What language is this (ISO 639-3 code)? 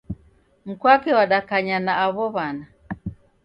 dav